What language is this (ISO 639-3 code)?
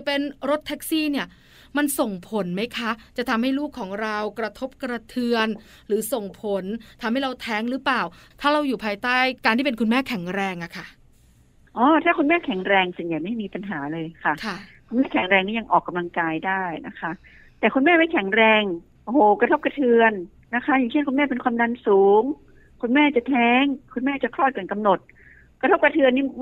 tha